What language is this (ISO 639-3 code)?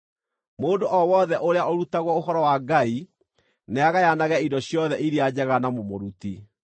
kik